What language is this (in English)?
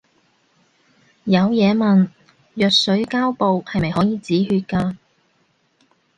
Cantonese